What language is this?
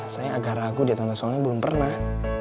Indonesian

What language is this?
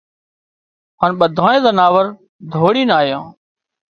Wadiyara Koli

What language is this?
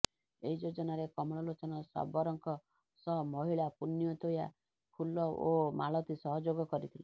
Odia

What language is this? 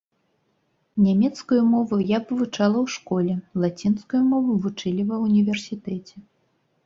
Belarusian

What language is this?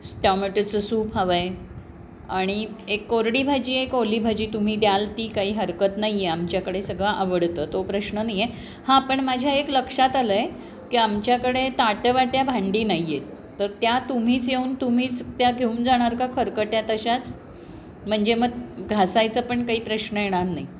Marathi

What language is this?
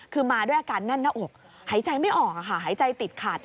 Thai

